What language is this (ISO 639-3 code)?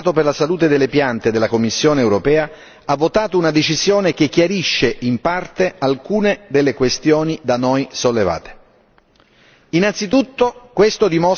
ita